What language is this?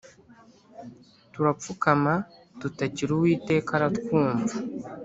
Kinyarwanda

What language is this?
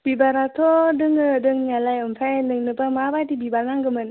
Bodo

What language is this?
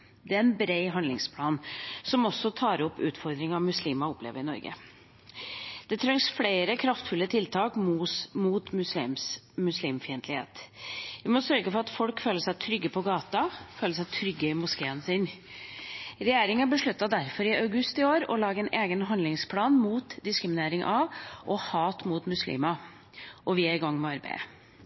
Norwegian Bokmål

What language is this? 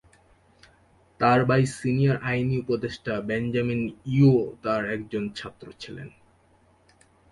Bangla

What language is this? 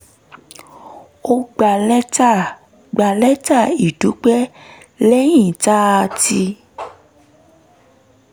Yoruba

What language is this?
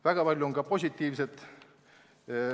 Estonian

